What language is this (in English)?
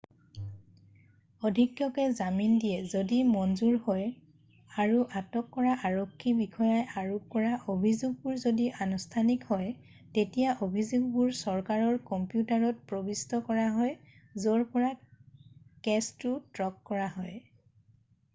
Assamese